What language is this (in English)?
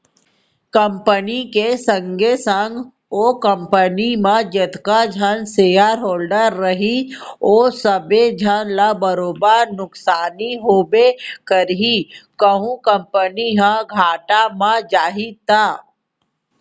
Chhattisgarhi